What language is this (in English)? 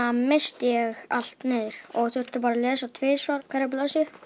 Icelandic